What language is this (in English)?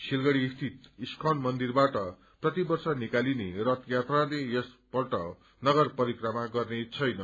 Nepali